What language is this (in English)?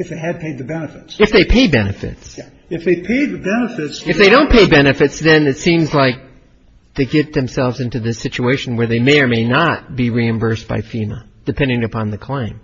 English